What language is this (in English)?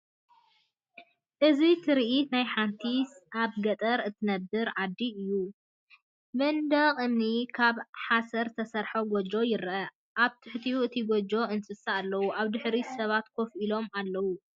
Tigrinya